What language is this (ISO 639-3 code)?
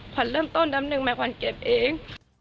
tha